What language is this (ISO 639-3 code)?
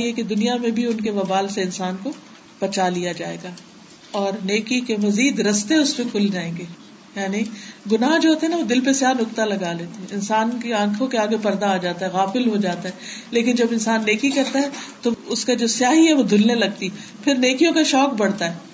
urd